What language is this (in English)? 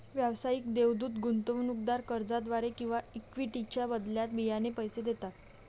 Marathi